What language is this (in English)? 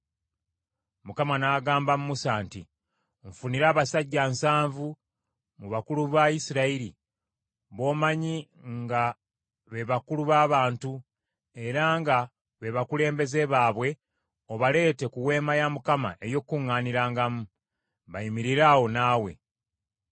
Ganda